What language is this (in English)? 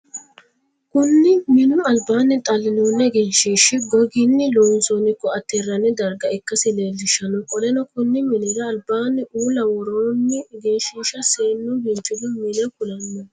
Sidamo